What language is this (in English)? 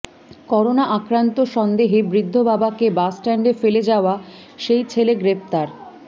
Bangla